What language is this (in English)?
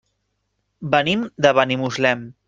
Catalan